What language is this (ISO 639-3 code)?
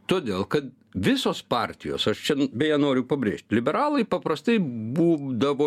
lit